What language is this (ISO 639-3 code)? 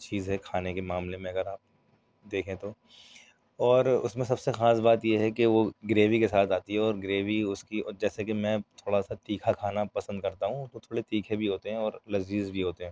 urd